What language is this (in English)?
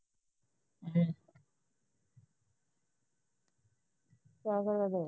Punjabi